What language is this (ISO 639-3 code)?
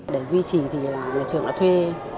vie